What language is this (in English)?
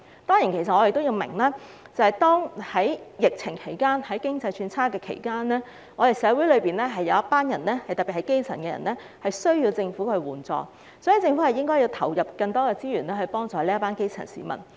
Cantonese